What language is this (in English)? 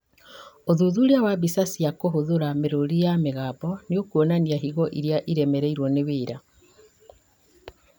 Kikuyu